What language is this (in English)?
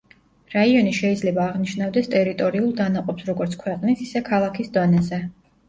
Georgian